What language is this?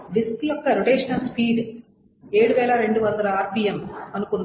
Telugu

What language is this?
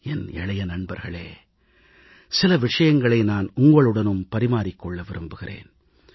Tamil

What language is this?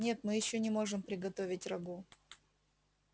Russian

